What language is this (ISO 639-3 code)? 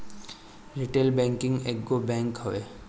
bho